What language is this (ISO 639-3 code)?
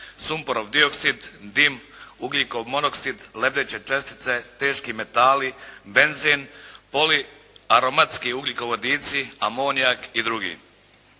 hrv